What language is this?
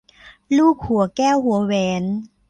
Thai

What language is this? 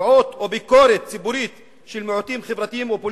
Hebrew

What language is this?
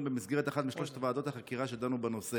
Hebrew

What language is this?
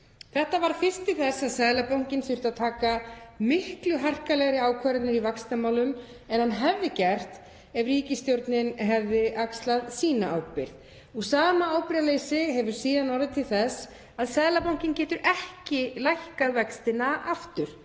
Icelandic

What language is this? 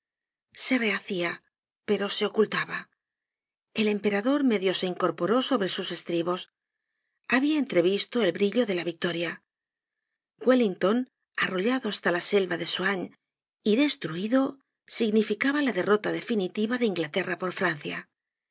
Spanish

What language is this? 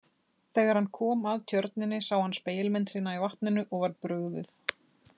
Icelandic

